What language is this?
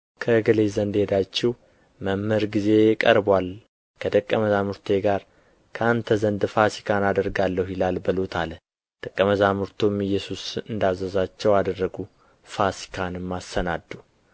Amharic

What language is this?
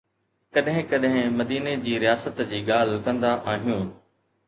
Sindhi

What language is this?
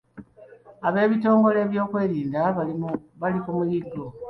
Ganda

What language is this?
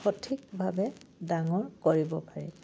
Assamese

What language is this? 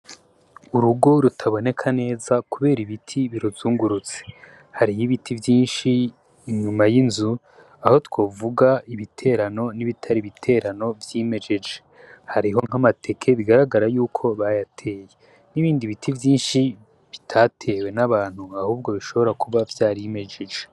Rundi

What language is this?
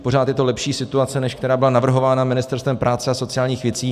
Czech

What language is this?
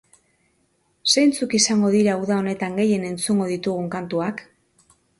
Basque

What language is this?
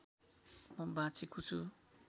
Nepali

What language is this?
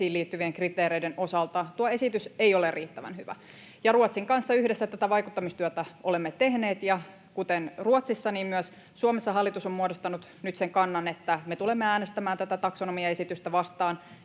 Finnish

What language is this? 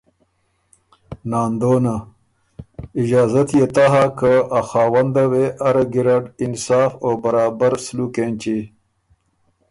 Ormuri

